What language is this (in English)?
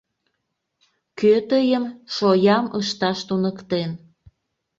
Mari